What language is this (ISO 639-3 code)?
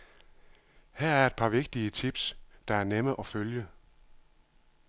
dan